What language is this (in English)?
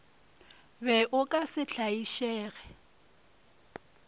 Northern Sotho